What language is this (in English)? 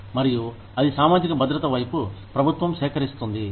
Telugu